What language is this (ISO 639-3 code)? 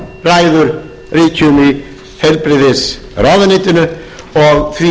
isl